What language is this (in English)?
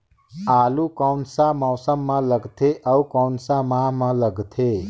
Chhattisgarhi